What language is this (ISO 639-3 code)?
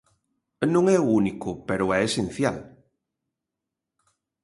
glg